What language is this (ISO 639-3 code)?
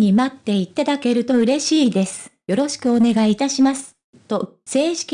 jpn